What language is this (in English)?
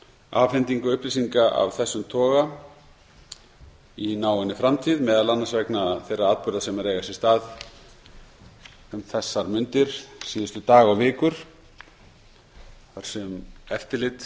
Icelandic